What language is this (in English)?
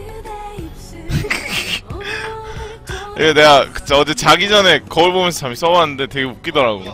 Korean